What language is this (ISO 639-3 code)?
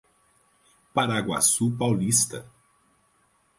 por